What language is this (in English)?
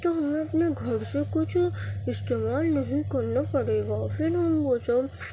Urdu